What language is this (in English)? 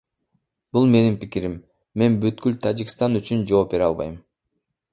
Kyrgyz